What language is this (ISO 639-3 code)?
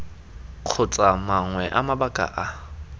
tsn